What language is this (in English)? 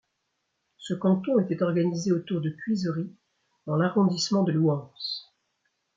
French